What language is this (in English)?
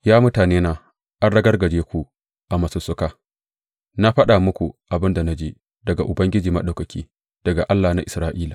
Hausa